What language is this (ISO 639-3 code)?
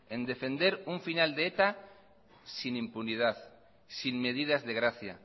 spa